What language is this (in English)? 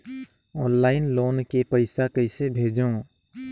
Chhattisgarhi